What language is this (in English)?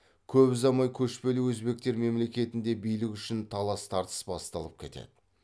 Kazakh